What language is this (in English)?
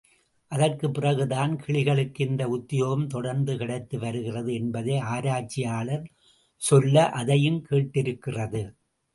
Tamil